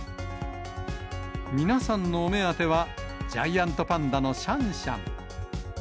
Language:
Japanese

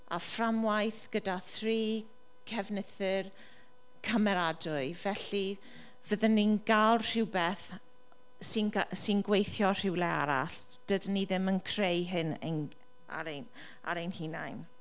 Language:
Welsh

